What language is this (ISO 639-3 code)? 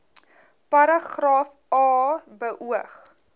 afr